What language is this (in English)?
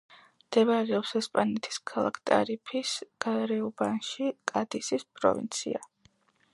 Georgian